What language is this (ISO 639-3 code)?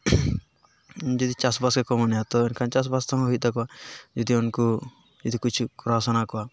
sat